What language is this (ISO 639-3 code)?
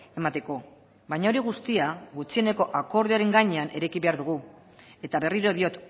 eus